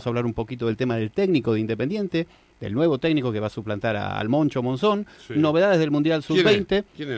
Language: Spanish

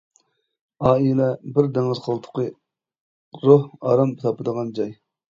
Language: Uyghur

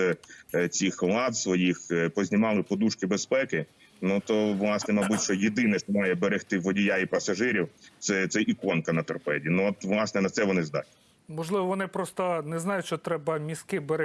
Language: Ukrainian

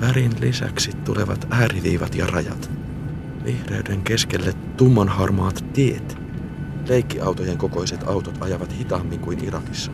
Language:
Finnish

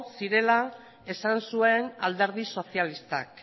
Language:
Basque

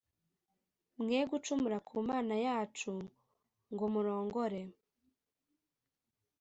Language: Kinyarwanda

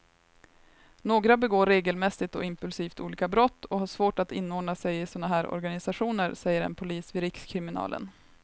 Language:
Swedish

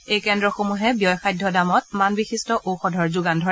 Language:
Assamese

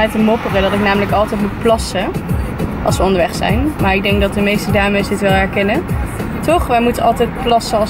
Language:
Dutch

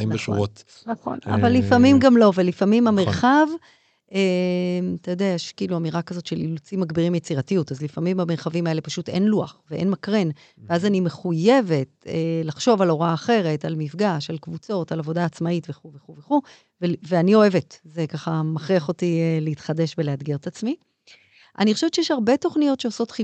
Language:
Hebrew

